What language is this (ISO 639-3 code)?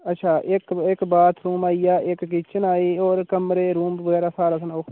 doi